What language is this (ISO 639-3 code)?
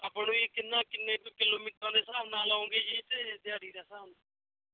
pan